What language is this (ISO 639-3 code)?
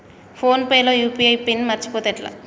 tel